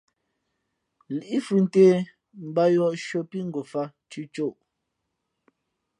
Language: Fe'fe'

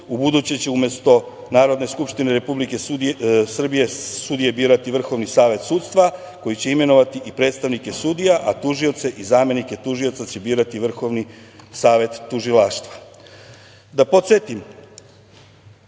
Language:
Serbian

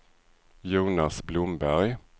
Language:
Swedish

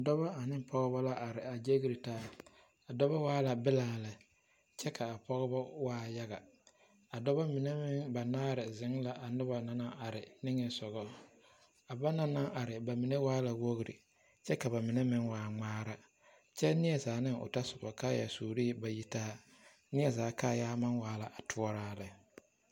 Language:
Southern Dagaare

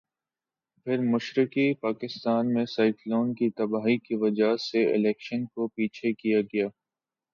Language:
Urdu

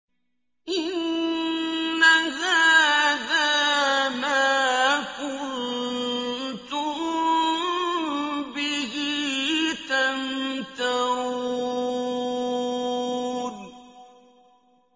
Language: Arabic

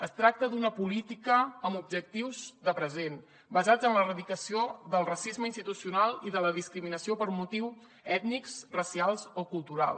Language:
Catalan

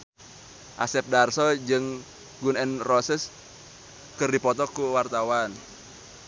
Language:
Sundanese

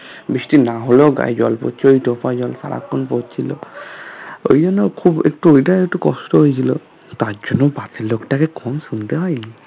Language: Bangla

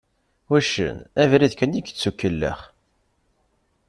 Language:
Kabyle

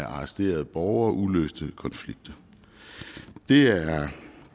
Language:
Danish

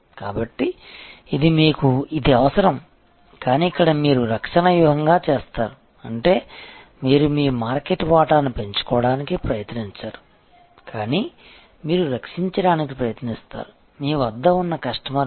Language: Telugu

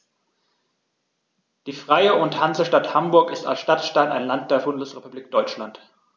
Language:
German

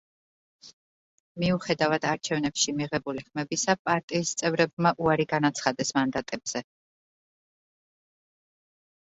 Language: Georgian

